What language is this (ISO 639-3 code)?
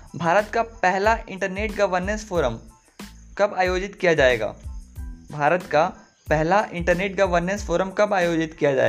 hin